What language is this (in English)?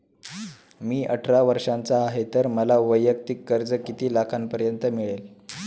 Marathi